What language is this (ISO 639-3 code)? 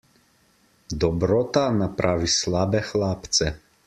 slv